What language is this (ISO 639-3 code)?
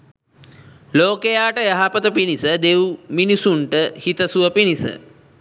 sin